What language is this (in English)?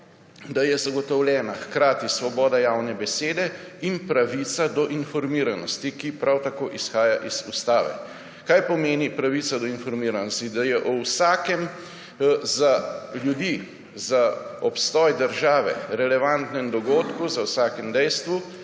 Slovenian